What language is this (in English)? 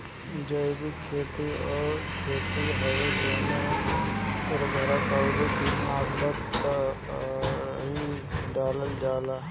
Bhojpuri